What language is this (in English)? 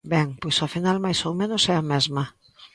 Galician